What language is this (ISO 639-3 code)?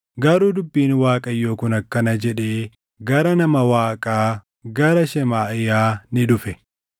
orm